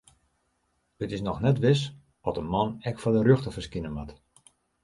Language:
Western Frisian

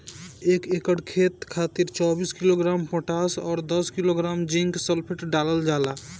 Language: Bhojpuri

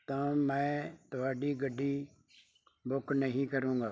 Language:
Punjabi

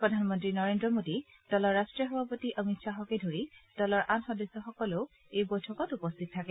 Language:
Assamese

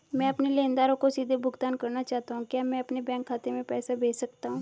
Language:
Hindi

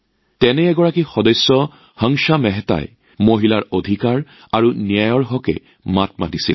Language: Assamese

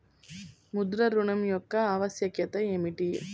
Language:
Telugu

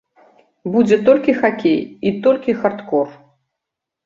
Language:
Belarusian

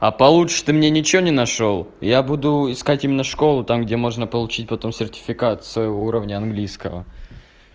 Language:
Russian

